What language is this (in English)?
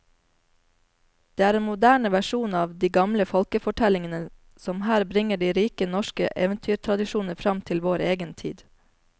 Norwegian